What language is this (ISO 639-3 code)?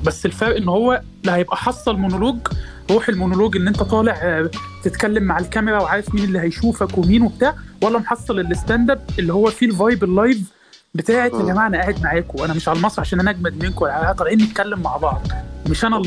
ara